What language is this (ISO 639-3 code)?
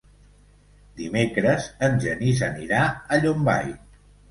cat